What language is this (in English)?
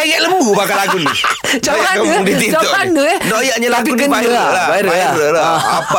Malay